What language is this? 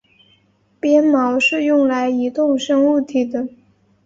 Chinese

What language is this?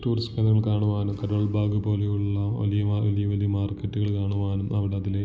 Malayalam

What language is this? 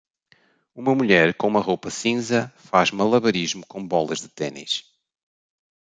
Portuguese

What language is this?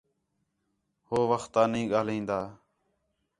Khetrani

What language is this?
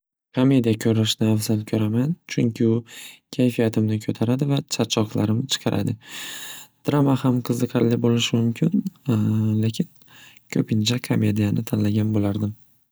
Uzbek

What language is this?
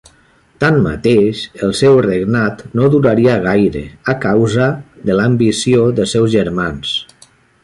Catalan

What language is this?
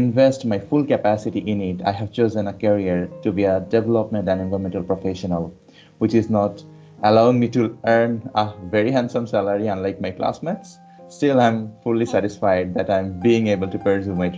English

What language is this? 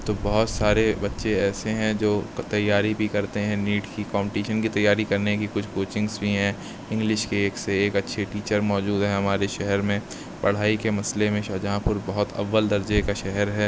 Urdu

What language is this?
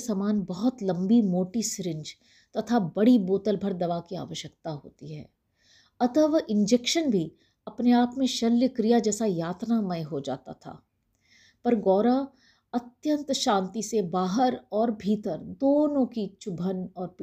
Hindi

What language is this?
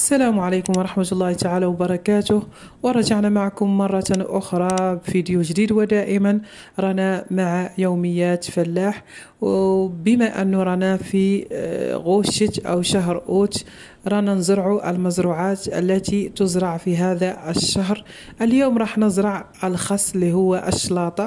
Arabic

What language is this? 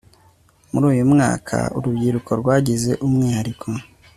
Kinyarwanda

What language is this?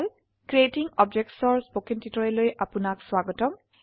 Assamese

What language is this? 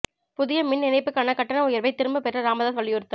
Tamil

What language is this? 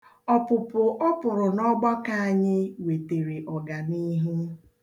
Igbo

